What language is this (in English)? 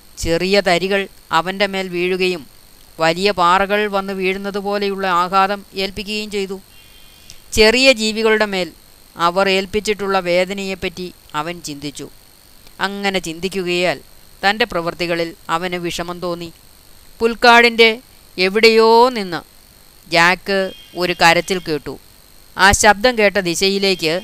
Malayalam